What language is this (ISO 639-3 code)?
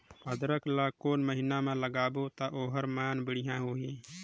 hne